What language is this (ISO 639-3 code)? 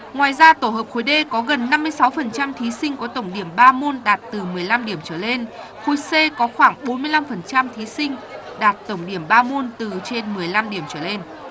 vie